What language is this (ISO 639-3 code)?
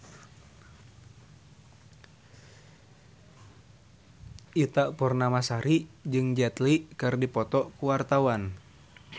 sun